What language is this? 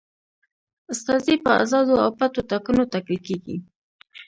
Pashto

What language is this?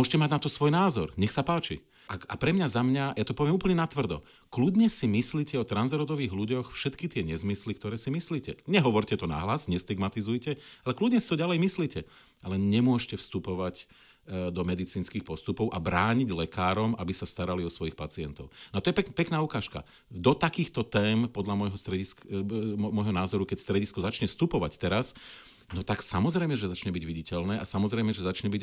Slovak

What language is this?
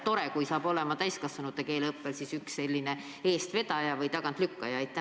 Estonian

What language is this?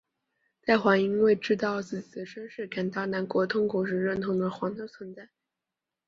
Chinese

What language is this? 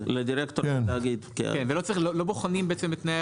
Hebrew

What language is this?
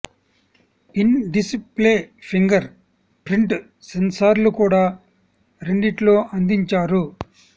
Telugu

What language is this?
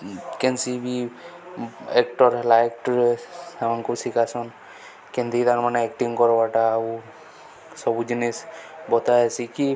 Odia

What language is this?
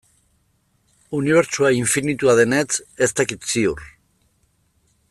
Basque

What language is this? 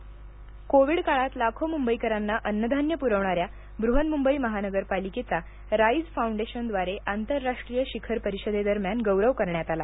Marathi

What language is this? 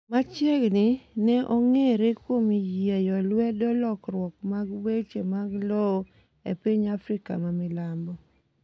Luo (Kenya and Tanzania)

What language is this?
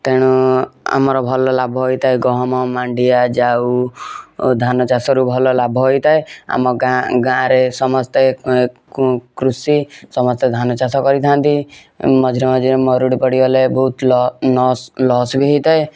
Odia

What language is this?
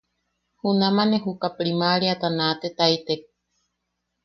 Yaqui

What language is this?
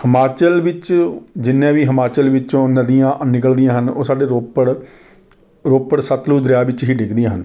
Punjabi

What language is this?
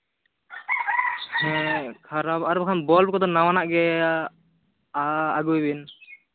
Santali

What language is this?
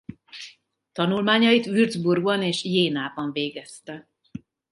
Hungarian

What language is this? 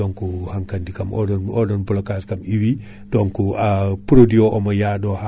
Fula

